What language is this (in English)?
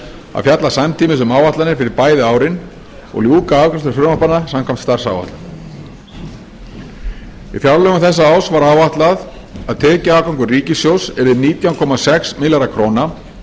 Icelandic